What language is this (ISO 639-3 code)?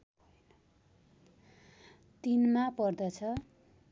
nep